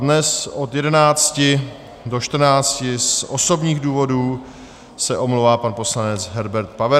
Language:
Czech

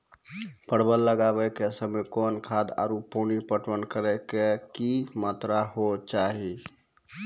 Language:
Maithili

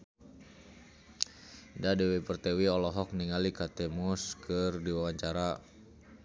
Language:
Sundanese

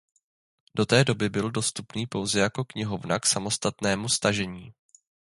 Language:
Czech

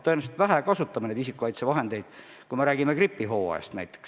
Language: Estonian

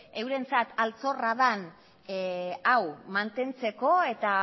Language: Basque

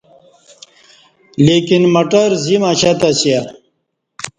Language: Kati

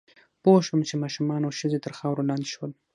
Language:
Pashto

